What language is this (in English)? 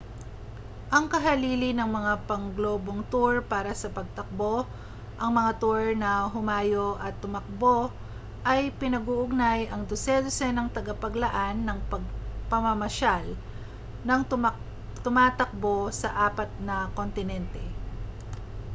Filipino